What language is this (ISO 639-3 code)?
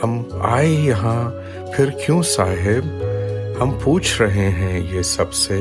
urd